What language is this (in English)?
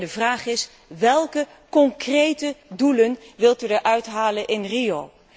Dutch